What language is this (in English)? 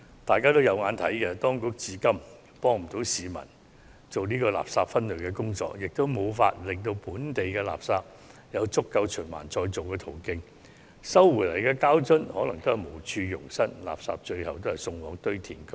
Cantonese